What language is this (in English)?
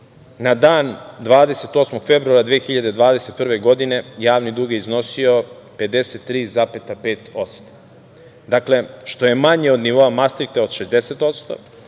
Serbian